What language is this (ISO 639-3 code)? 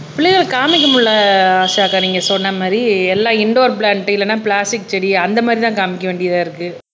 tam